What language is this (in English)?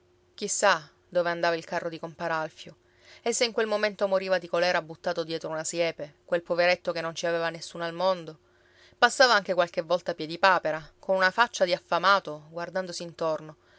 Italian